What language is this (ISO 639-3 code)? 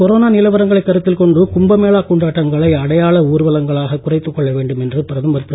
tam